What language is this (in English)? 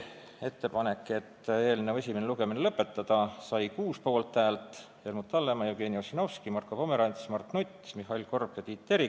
Estonian